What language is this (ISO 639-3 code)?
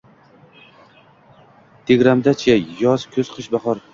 uzb